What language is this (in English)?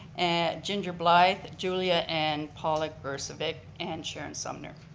English